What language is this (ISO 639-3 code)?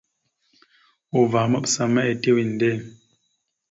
mxu